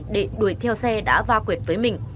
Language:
Vietnamese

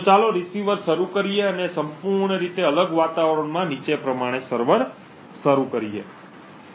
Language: Gujarati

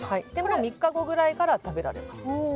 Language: Japanese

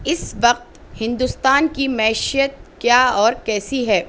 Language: Urdu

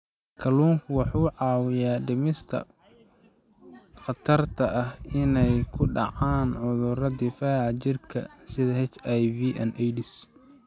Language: Somali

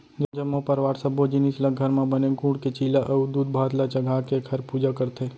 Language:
Chhattisgarhi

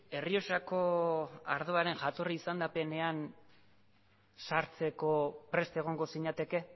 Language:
Basque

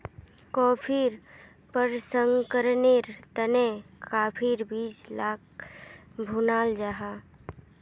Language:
Magahi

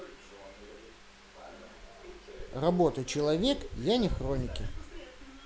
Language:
Russian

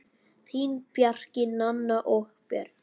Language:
Icelandic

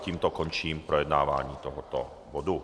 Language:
Czech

